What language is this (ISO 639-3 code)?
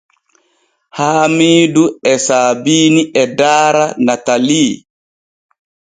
fue